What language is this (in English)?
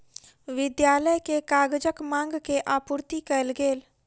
Maithili